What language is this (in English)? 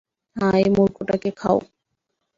Bangla